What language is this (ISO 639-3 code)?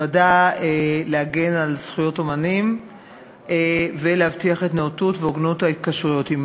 heb